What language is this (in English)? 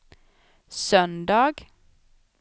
Swedish